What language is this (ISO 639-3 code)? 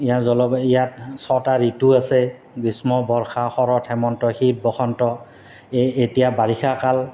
asm